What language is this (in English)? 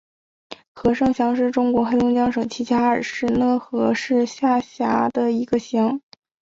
Chinese